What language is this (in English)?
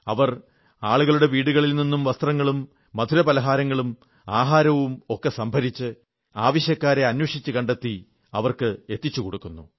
Malayalam